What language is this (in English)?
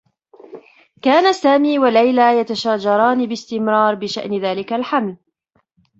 Arabic